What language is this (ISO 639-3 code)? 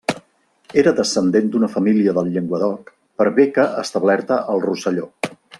cat